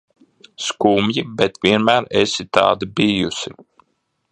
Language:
Latvian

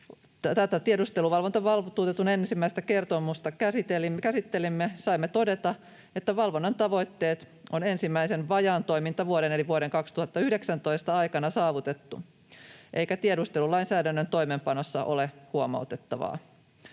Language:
Finnish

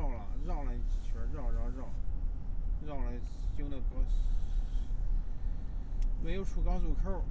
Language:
Chinese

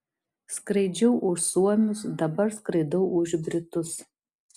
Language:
Lithuanian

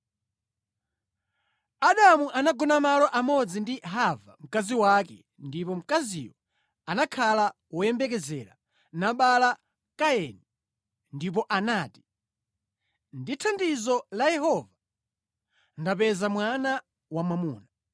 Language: Nyanja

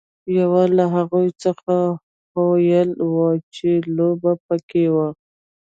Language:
Pashto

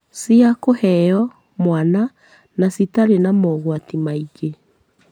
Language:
Kikuyu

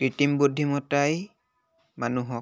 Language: Assamese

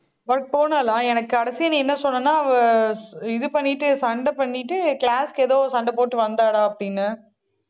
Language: Tamil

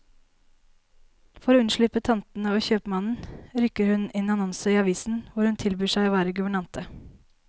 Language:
Norwegian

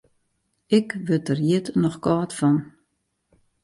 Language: Western Frisian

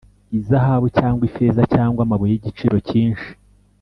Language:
Kinyarwanda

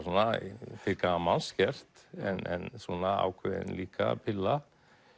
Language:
Icelandic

